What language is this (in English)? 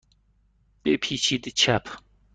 Persian